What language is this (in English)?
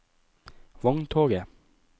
Norwegian